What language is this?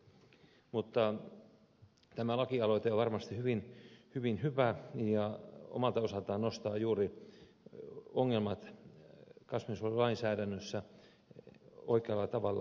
Finnish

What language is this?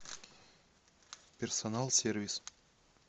Russian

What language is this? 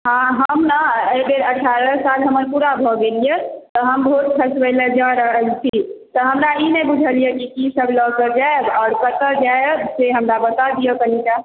Maithili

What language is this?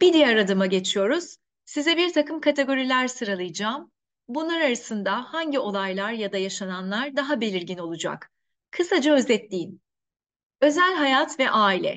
Turkish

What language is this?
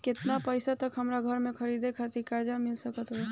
Bhojpuri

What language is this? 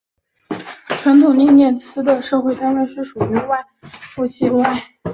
Chinese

